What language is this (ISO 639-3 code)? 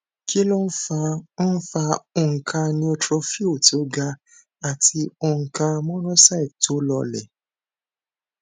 yor